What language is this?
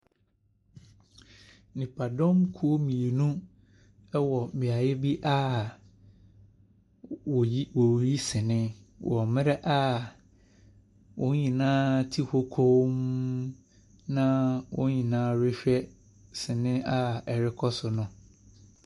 Akan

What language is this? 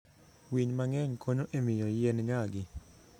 Luo (Kenya and Tanzania)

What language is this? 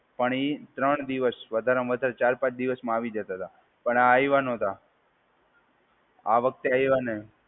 Gujarati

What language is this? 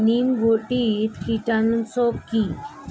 Bangla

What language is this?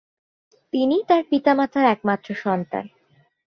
Bangla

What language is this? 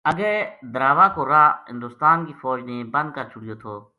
Gujari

